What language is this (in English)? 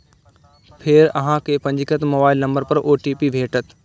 Maithili